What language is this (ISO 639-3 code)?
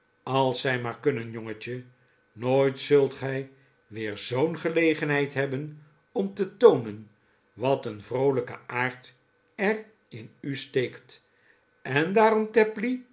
nld